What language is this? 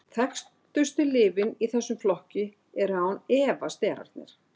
Icelandic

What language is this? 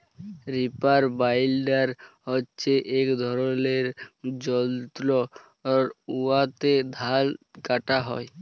Bangla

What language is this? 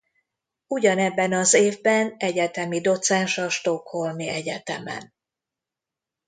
Hungarian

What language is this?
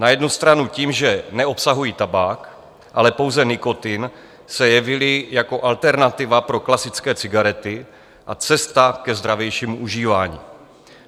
Czech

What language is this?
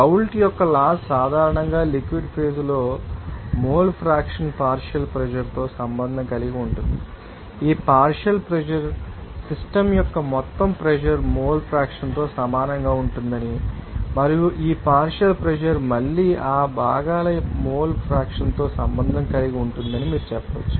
Telugu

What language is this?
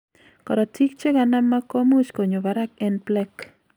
Kalenjin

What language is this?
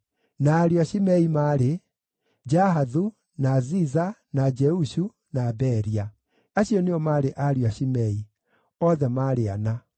Kikuyu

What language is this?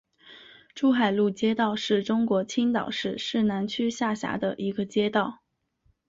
Chinese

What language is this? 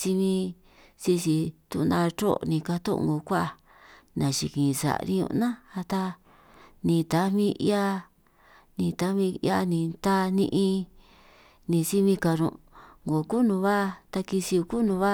San Martín Itunyoso Triqui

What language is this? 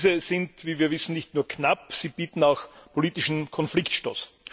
German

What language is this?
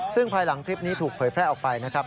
Thai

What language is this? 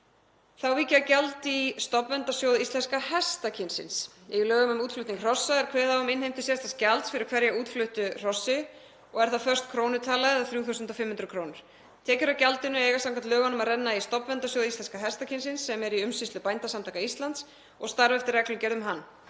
Icelandic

